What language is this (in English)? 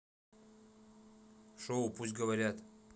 Russian